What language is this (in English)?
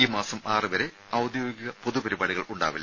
Malayalam